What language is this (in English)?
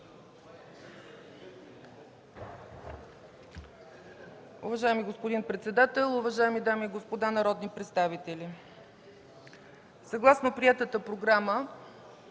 Bulgarian